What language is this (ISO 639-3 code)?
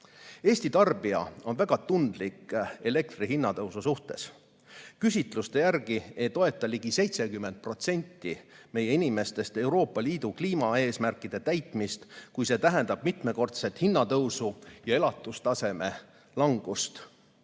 est